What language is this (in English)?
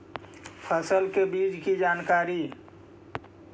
Magahi